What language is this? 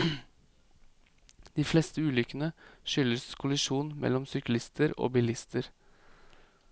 Norwegian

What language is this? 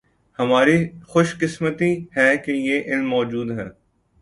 Urdu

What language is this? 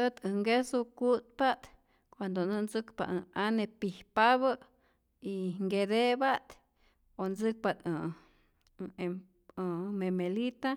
Rayón Zoque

